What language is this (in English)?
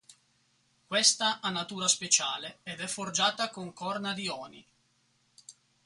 Italian